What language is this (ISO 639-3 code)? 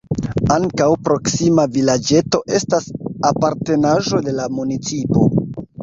epo